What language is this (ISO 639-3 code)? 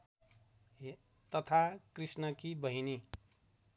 nep